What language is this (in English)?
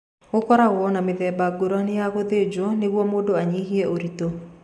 Kikuyu